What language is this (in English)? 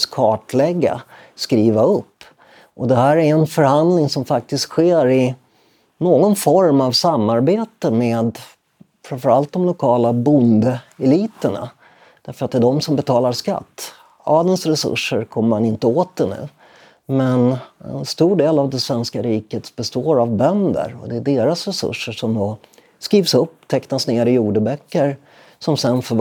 Swedish